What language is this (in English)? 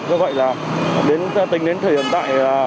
Vietnamese